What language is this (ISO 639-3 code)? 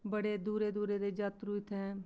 doi